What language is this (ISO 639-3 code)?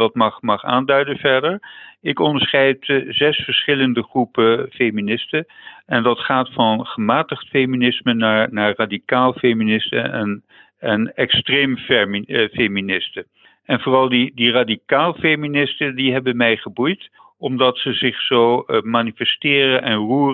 nld